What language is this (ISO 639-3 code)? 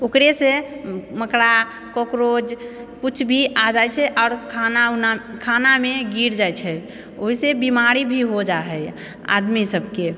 mai